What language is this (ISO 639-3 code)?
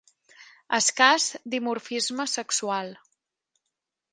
cat